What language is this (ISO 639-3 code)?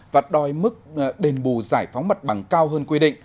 vie